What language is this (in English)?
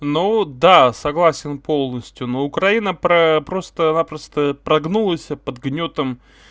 Russian